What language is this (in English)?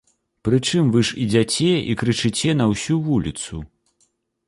Belarusian